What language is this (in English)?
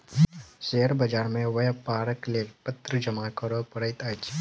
Maithili